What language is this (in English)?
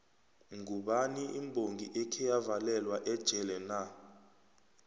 South Ndebele